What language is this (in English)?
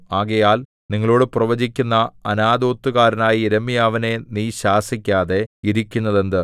Malayalam